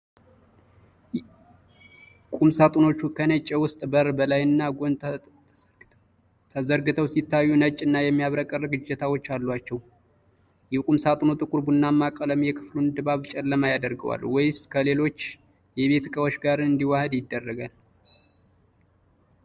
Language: Amharic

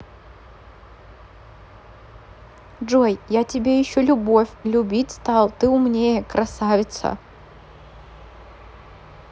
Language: Russian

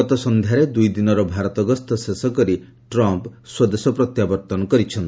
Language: Odia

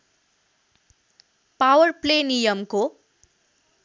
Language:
Nepali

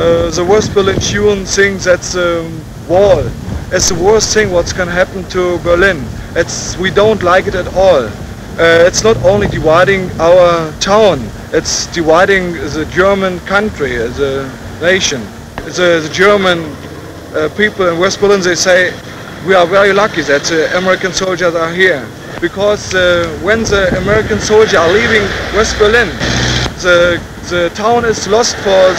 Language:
English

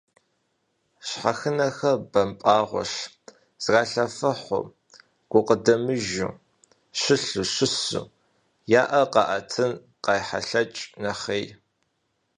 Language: Kabardian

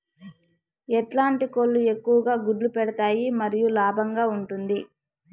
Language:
Telugu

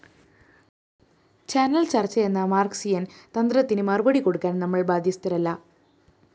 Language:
Malayalam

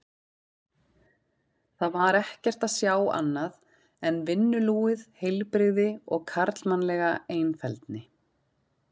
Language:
Icelandic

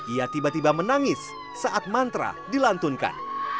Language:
Indonesian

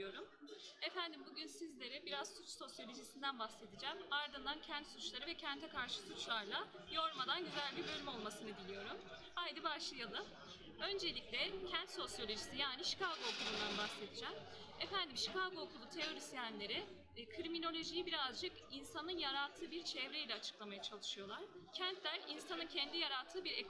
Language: Turkish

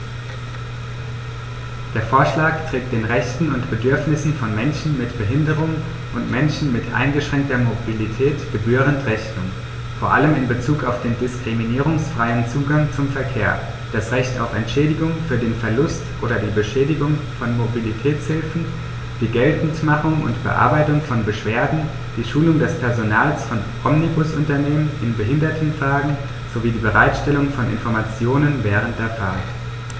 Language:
German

